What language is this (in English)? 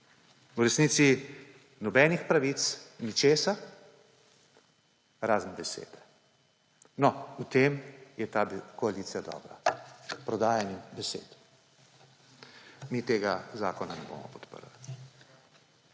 Slovenian